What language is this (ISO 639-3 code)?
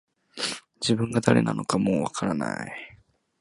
jpn